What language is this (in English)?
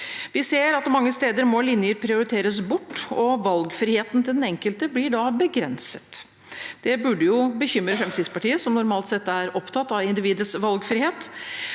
Norwegian